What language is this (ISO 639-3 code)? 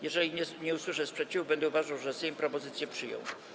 pol